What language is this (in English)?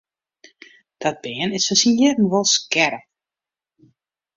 Western Frisian